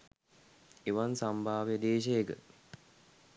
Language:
Sinhala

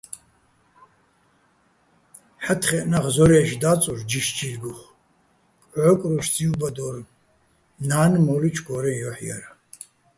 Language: Bats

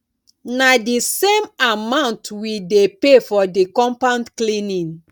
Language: Nigerian Pidgin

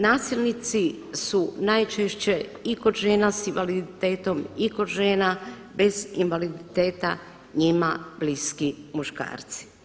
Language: Croatian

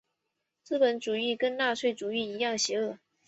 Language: Chinese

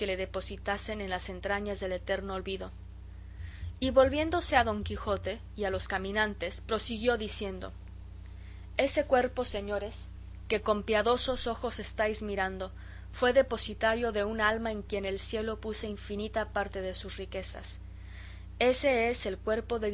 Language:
Spanish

